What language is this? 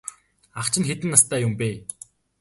Mongolian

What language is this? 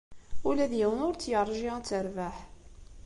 Kabyle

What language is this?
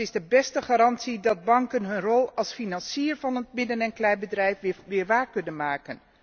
Dutch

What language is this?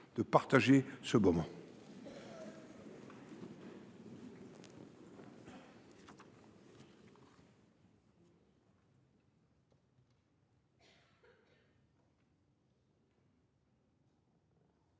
French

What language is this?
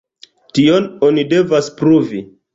Esperanto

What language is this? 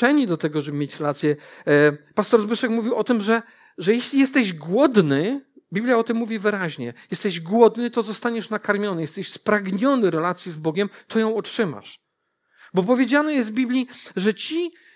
Polish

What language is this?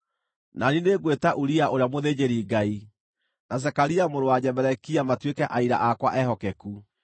Kikuyu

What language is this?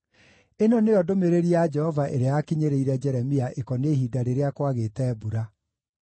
Kikuyu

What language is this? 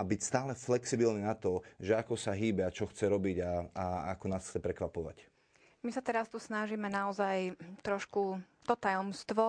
Slovak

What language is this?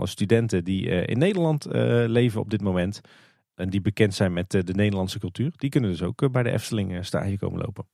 Dutch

